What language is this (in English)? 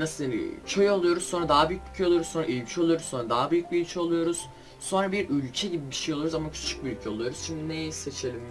Turkish